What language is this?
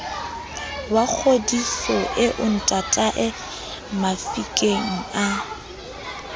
Southern Sotho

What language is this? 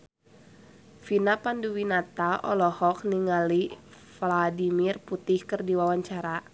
Sundanese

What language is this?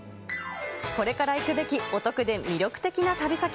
Japanese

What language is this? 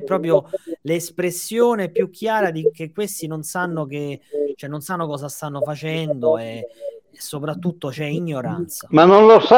Italian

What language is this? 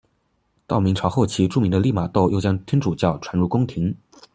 Chinese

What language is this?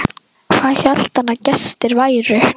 Icelandic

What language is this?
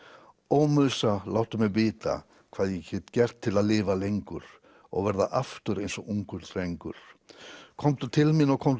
Icelandic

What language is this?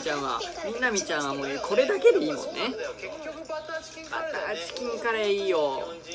Japanese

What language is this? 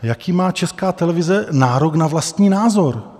Czech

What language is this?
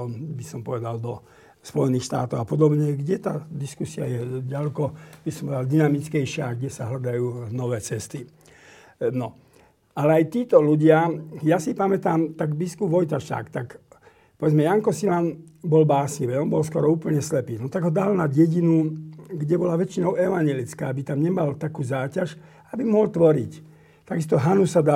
Slovak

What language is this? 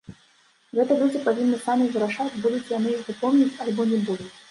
Belarusian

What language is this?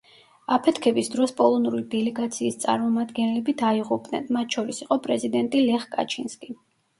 Georgian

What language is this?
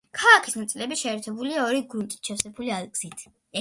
Georgian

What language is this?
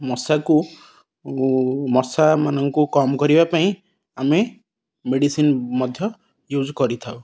Odia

